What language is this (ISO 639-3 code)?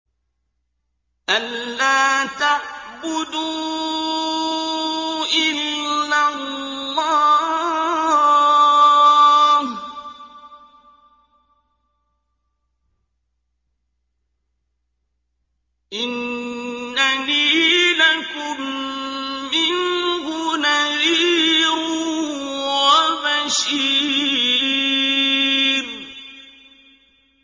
ara